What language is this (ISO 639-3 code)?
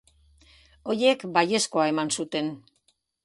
eus